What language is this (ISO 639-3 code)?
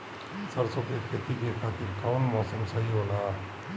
bho